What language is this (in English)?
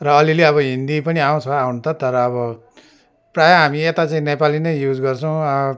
Nepali